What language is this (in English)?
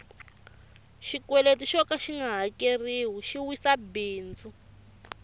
Tsonga